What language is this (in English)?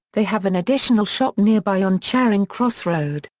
English